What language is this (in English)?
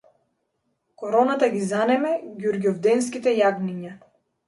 Macedonian